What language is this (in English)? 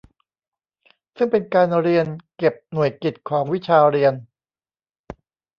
Thai